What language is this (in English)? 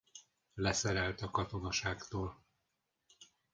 Hungarian